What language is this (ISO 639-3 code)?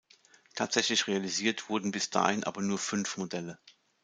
deu